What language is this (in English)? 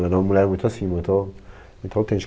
Portuguese